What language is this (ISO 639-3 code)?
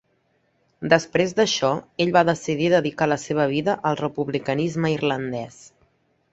cat